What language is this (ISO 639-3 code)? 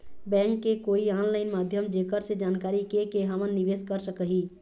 hne